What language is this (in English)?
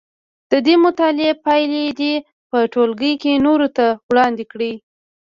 Pashto